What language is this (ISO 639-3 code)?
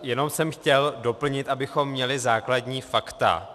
ces